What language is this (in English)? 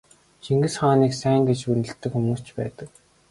Mongolian